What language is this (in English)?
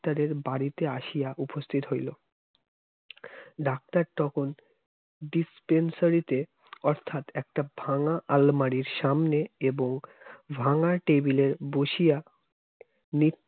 Bangla